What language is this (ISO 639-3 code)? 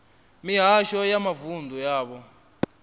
ven